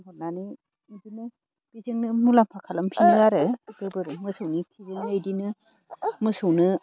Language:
Bodo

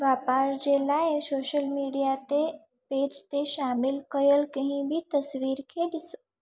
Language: Sindhi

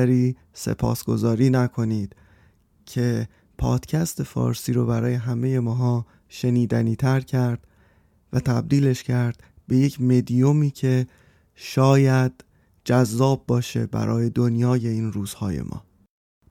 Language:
Persian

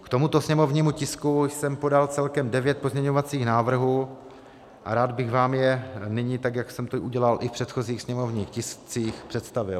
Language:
Czech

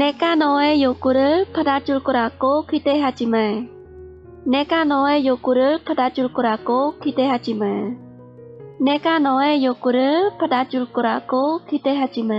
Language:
Thai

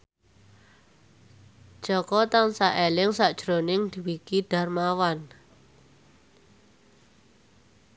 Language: Javanese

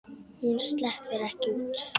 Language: Icelandic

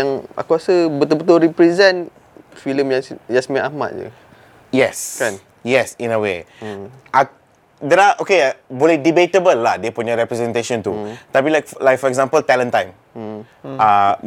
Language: Malay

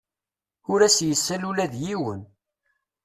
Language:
Kabyle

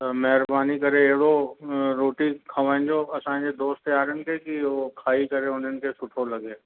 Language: Sindhi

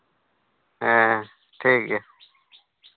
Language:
Santali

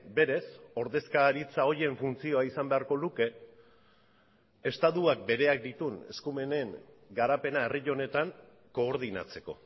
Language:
Basque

